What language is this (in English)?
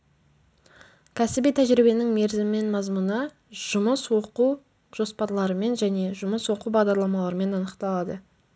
Kazakh